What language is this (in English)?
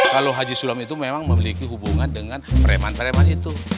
Indonesian